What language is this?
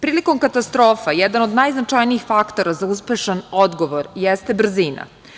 Serbian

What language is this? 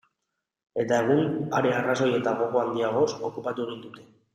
Basque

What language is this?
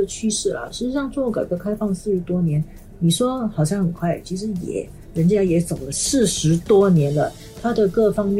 Chinese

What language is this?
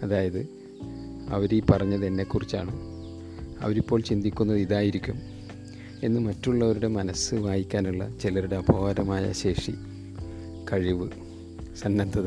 Malayalam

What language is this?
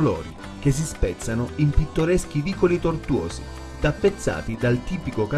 Italian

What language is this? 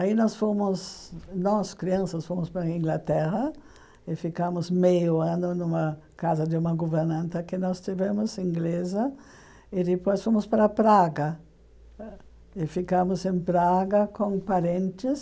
Portuguese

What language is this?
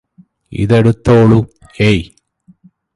Malayalam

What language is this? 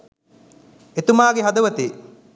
Sinhala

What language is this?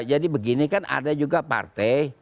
Indonesian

